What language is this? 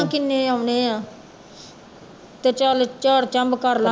Punjabi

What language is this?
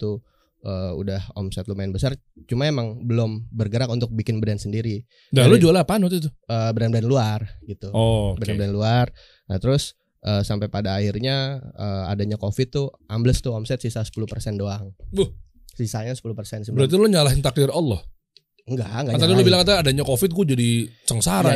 Indonesian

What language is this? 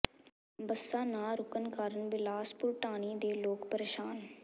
Punjabi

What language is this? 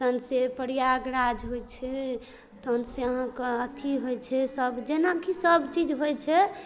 Maithili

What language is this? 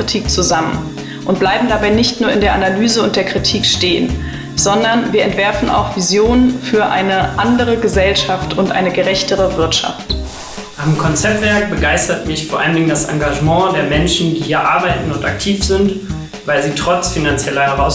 German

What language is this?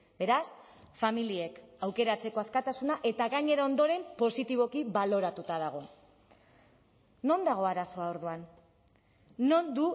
Basque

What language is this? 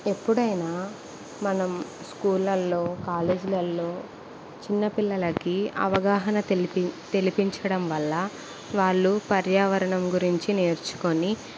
Telugu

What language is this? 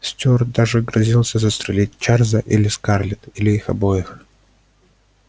Russian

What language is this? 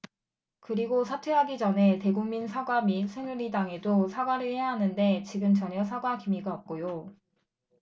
Korean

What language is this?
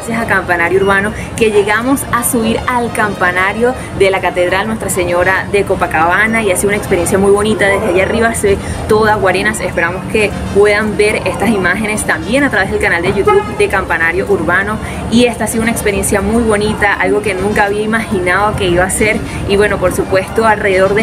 Spanish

